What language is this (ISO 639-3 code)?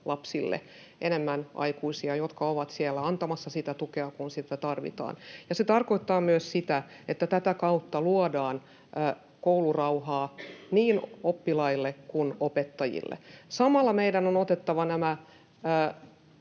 fin